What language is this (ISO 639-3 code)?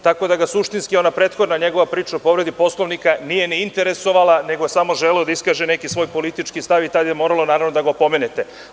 srp